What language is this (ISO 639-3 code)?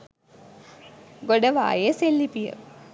sin